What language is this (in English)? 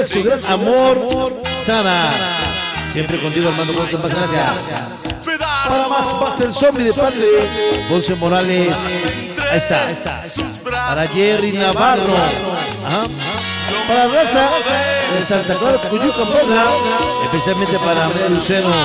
Spanish